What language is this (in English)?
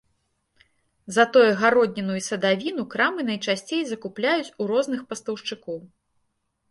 Belarusian